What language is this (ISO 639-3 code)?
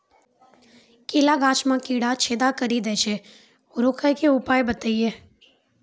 mai